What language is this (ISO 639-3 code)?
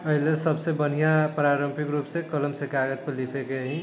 mai